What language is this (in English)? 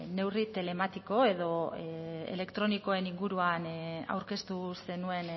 Basque